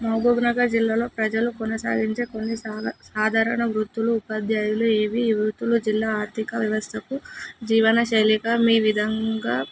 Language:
Telugu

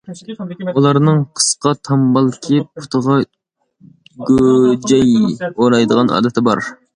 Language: Uyghur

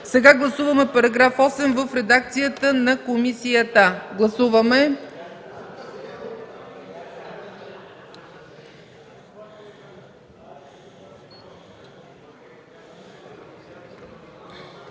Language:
Bulgarian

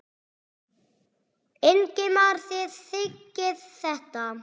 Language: Icelandic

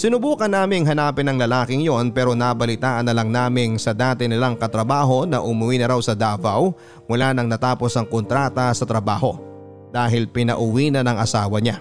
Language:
Filipino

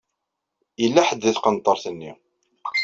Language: Kabyle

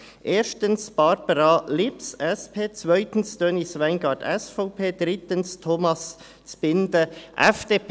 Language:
Swiss German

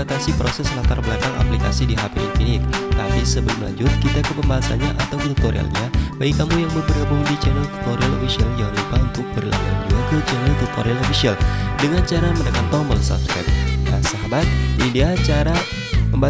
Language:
Indonesian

